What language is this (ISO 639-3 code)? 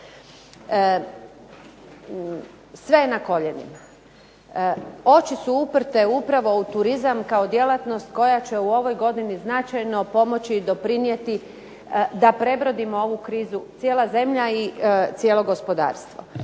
hrv